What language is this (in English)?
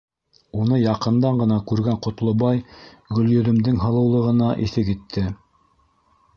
Bashkir